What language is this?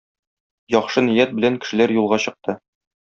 Tatar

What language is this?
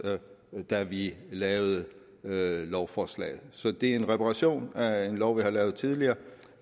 Danish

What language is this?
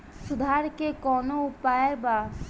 Bhojpuri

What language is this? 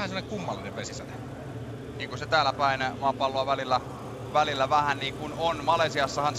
Finnish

